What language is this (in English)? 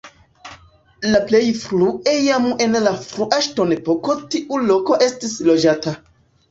Esperanto